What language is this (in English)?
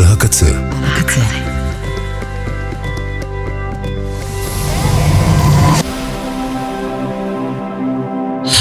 Hebrew